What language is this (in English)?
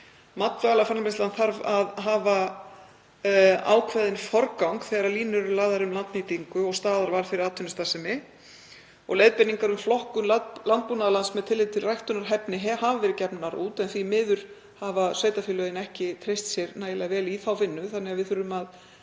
Icelandic